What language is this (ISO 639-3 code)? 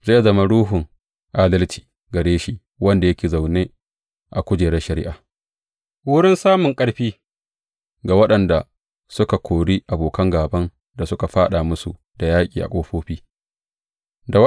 hau